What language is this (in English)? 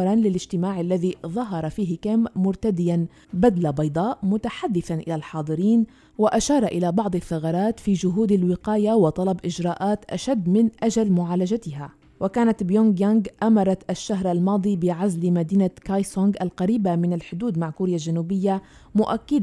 Arabic